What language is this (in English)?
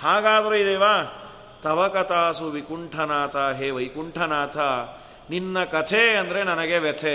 Kannada